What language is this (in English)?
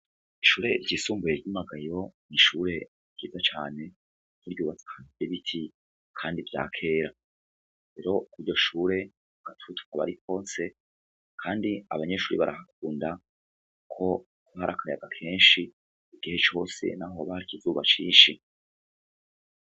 Rundi